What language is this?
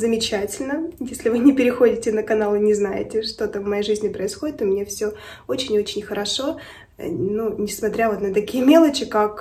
Russian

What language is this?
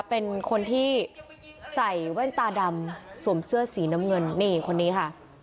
Thai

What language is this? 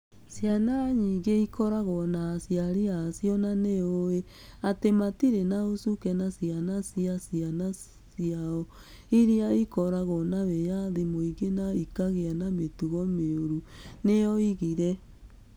Kikuyu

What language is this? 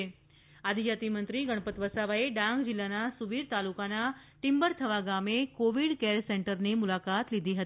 Gujarati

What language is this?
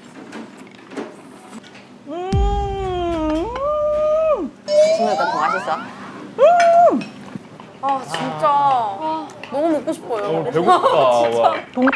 Korean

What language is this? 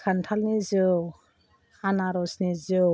Bodo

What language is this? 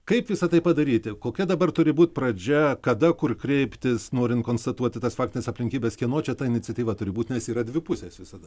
Lithuanian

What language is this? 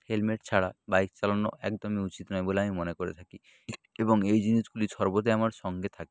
Bangla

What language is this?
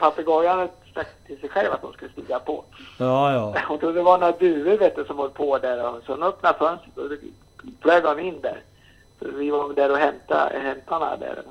Swedish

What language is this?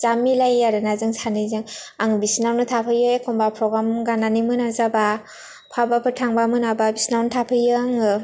Bodo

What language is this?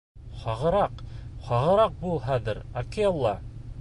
Bashkir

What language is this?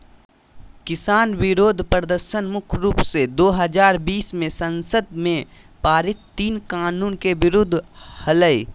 Magahi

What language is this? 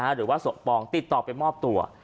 Thai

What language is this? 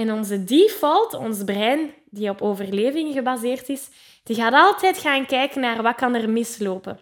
Dutch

